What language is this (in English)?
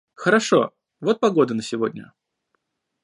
Russian